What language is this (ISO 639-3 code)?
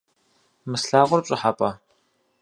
kbd